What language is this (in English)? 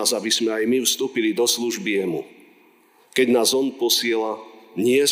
Slovak